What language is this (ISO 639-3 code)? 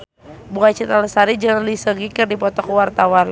sun